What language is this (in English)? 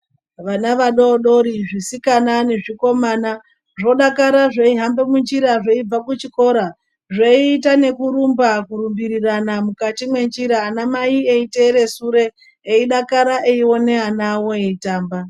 Ndau